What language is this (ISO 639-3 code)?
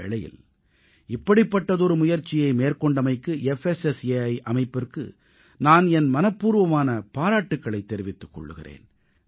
tam